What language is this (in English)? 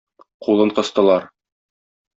Tatar